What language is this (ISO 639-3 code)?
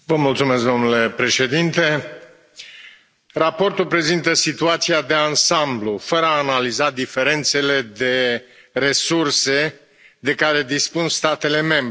ron